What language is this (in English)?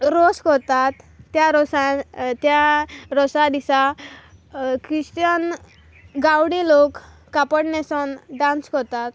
Konkani